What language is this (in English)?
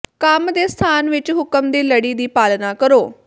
Punjabi